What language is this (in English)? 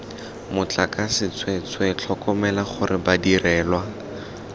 Tswana